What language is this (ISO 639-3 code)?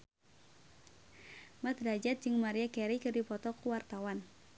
sun